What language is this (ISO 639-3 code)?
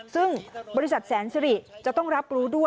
tha